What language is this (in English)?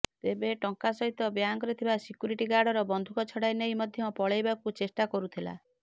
Odia